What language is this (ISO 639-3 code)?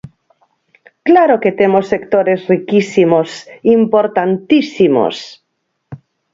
glg